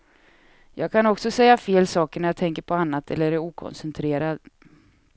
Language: Swedish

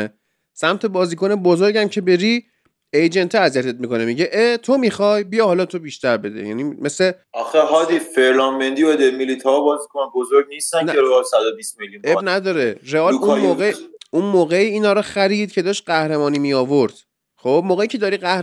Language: Persian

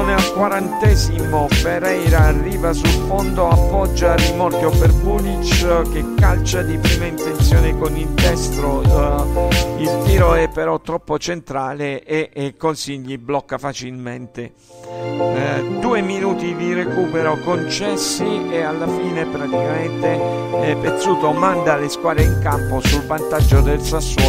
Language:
Italian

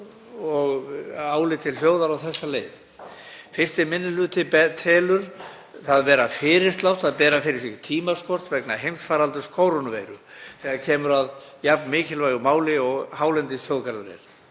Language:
Icelandic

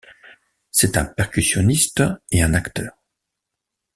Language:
French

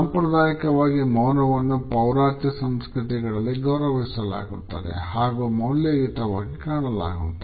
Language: Kannada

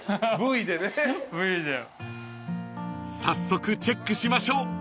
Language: Japanese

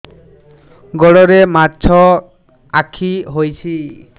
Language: Odia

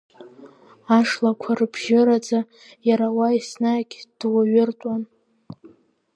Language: Abkhazian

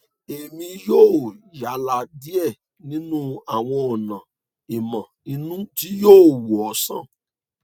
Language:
Yoruba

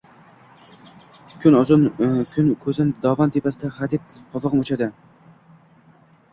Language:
Uzbek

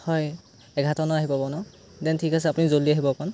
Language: Assamese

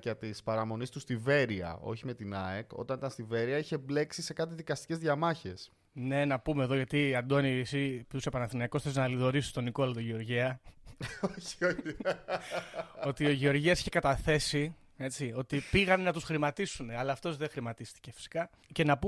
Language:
Greek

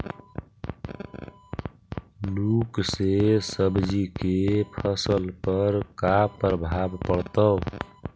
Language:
Magahi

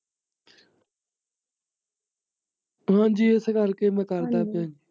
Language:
Punjabi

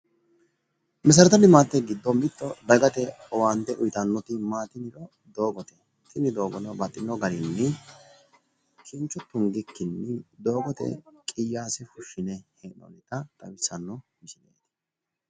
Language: Sidamo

